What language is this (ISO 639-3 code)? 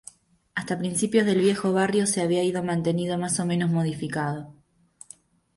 spa